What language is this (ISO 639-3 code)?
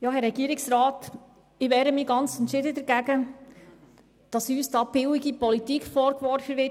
gsw